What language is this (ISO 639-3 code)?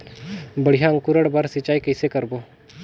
hne